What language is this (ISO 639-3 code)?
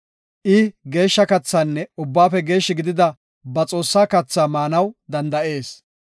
gof